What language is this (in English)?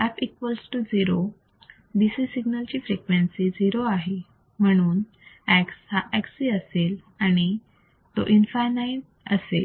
Marathi